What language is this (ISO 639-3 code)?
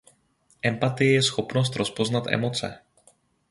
ces